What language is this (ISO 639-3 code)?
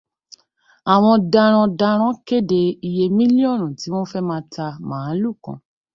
yor